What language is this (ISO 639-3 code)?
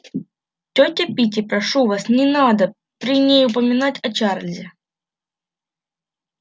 rus